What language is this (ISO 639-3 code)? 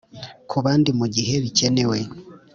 kin